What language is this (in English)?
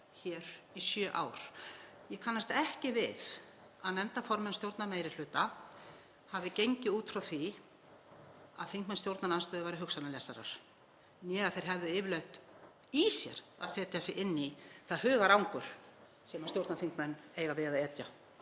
Icelandic